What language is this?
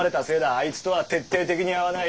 Japanese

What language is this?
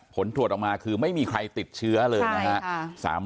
Thai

